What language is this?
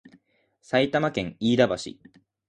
Japanese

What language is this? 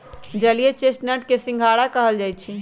Magahi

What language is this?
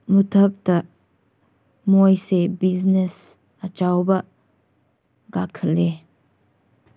Manipuri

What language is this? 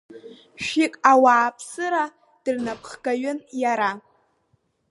Abkhazian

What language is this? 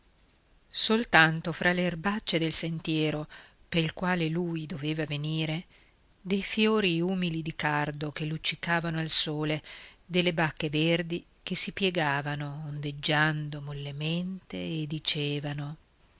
Italian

